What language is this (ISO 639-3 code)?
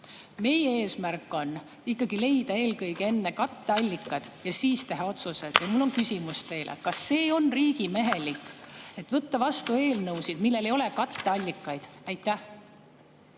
est